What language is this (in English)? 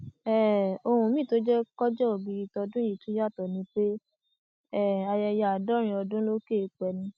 Yoruba